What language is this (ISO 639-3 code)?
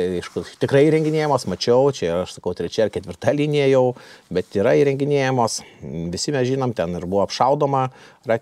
lit